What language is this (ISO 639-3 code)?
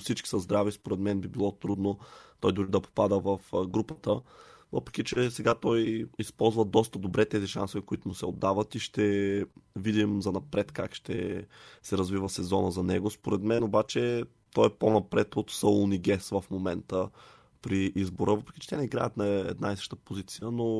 bul